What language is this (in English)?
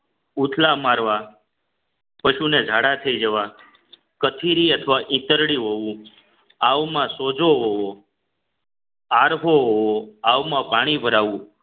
Gujarati